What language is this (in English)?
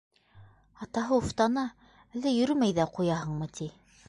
Bashkir